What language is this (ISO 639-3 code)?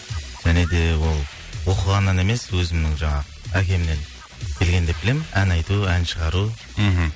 kaz